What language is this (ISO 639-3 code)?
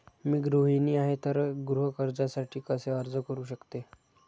mar